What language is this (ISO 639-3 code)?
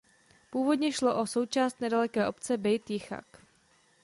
ces